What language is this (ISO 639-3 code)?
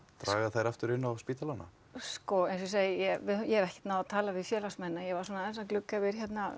isl